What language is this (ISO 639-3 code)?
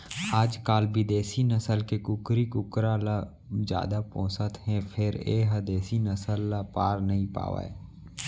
hne